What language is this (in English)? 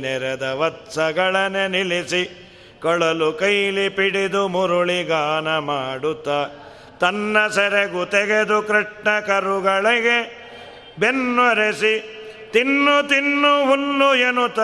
Kannada